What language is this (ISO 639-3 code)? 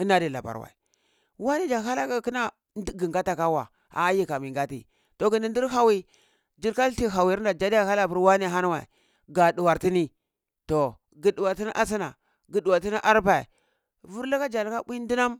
ckl